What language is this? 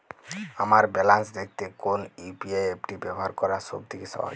Bangla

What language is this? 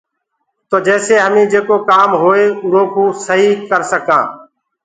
Gurgula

